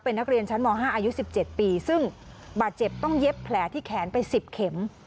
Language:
Thai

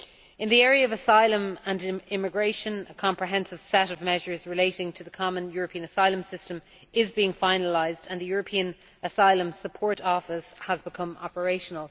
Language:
English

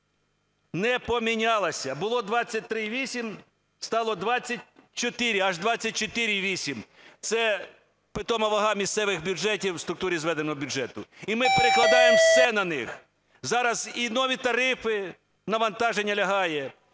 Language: Ukrainian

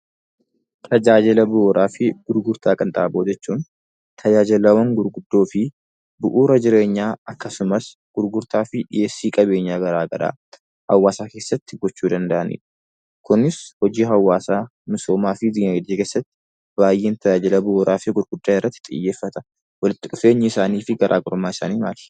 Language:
Oromo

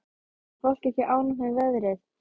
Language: Icelandic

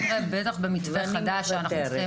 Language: Hebrew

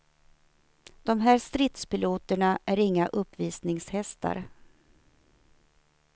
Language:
Swedish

